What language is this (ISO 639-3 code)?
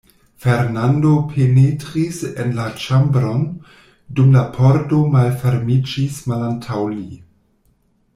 epo